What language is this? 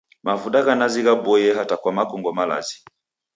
Taita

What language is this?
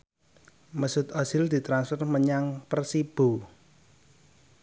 Javanese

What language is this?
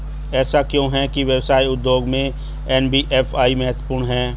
Hindi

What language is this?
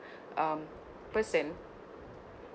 English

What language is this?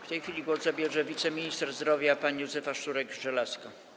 Polish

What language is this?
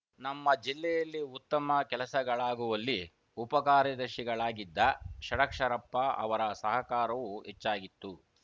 Kannada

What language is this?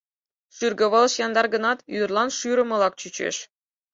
Mari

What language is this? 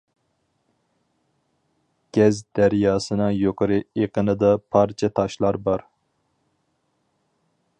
Uyghur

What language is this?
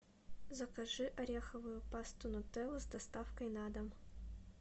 Russian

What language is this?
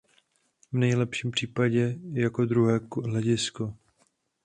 Czech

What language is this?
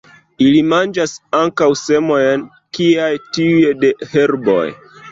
Esperanto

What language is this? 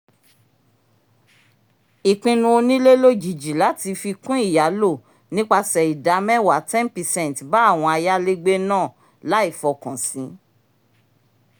Yoruba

